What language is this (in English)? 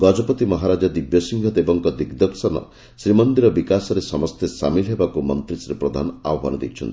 Odia